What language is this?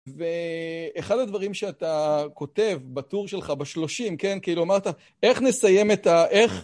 Hebrew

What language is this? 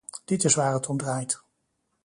Dutch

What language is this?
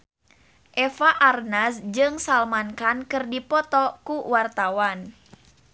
Sundanese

